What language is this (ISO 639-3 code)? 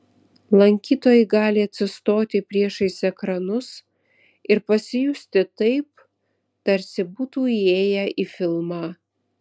lit